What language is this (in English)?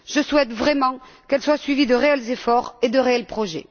French